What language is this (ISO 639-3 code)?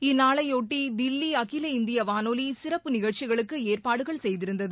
tam